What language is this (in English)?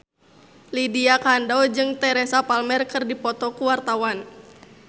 Sundanese